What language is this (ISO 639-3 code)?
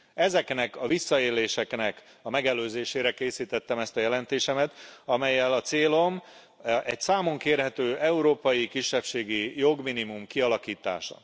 hun